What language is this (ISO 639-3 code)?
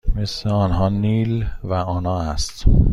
fas